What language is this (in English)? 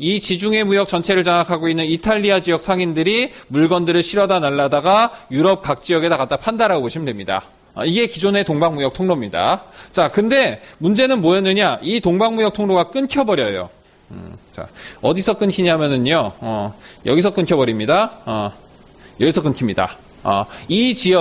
Korean